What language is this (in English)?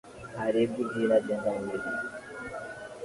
Swahili